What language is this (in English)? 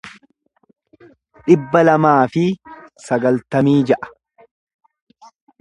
Oromo